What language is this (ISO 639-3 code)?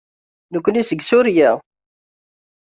kab